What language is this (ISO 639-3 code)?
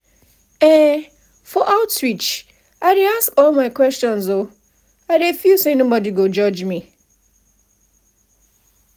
pcm